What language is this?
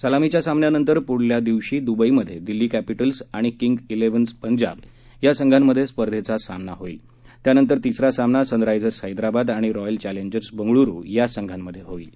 Marathi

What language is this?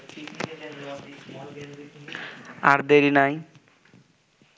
Bangla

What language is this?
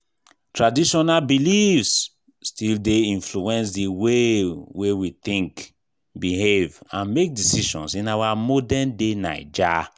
Nigerian Pidgin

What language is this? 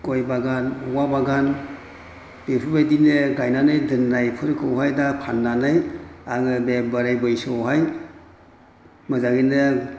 Bodo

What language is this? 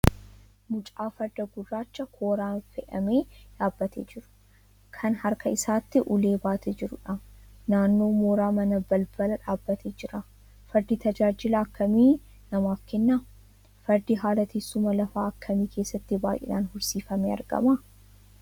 Oromo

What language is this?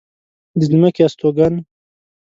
Pashto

